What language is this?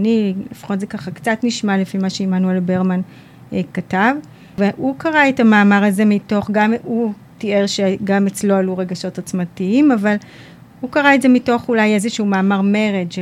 Hebrew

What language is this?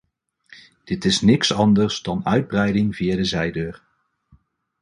Dutch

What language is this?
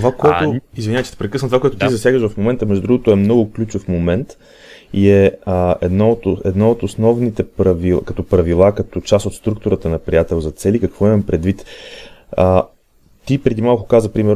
Bulgarian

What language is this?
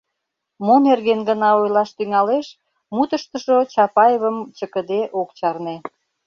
Mari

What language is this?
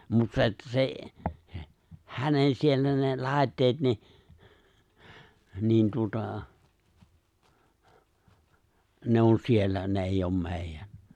Finnish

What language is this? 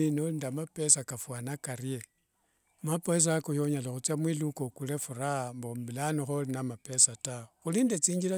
Wanga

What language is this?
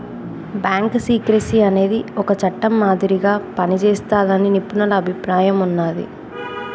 Telugu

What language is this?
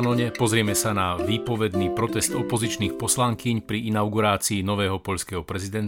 Slovak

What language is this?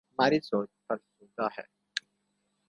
Urdu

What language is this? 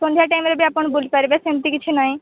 Odia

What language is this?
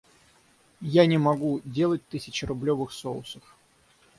Russian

